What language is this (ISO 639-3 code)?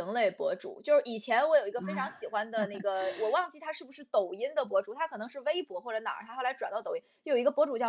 zho